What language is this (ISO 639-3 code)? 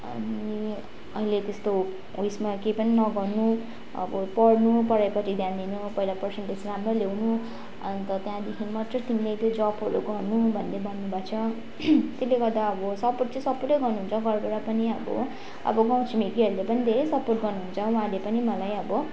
nep